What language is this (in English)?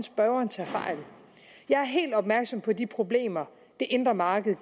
Danish